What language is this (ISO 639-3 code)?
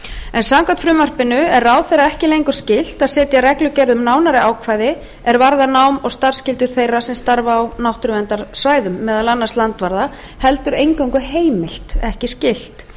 isl